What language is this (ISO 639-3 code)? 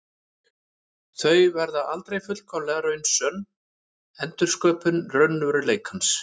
isl